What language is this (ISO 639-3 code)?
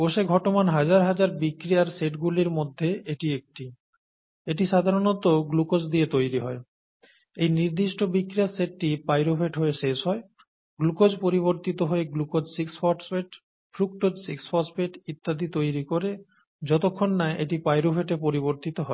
ben